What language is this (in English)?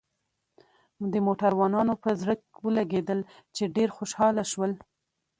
Pashto